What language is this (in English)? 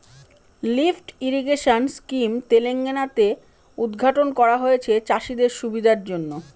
Bangla